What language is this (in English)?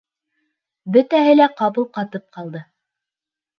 Bashkir